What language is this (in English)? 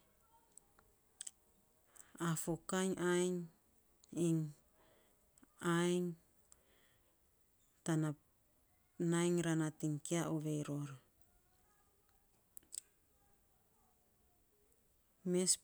Saposa